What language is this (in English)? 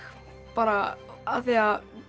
Icelandic